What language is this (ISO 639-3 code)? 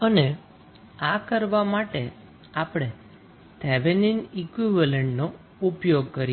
guj